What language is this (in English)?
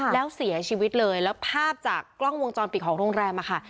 Thai